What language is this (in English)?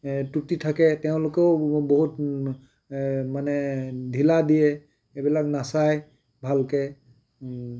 Assamese